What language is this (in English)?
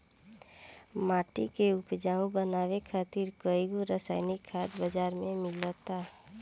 Bhojpuri